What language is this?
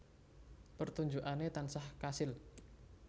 Javanese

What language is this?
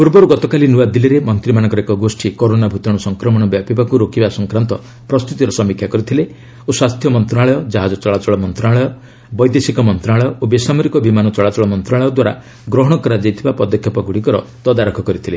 Odia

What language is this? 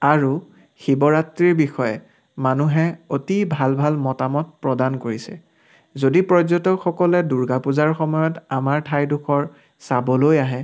Assamese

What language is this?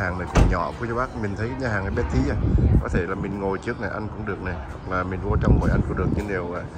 Vietnamese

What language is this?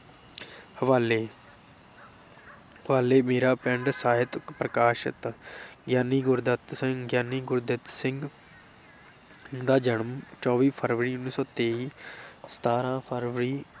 Punjabi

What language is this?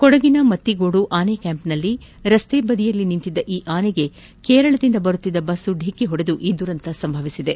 Kannada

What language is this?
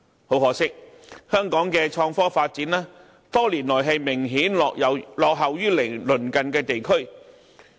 Cantonese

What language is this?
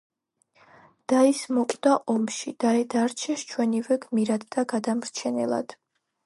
Georgian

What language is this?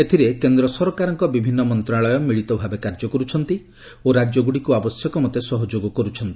Odia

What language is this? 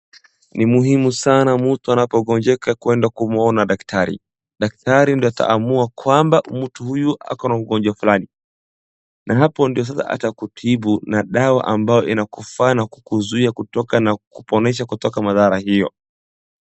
Swahili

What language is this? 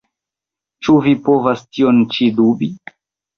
Esperanto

